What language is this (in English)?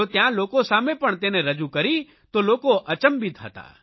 Gujarati